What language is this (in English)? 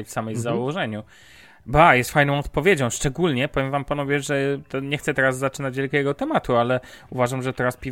Polish